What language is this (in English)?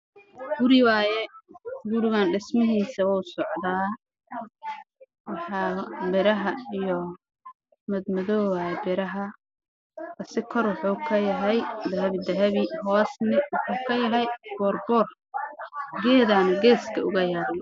Somali